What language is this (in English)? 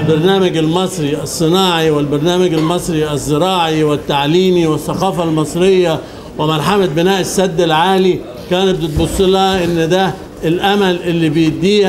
Arabic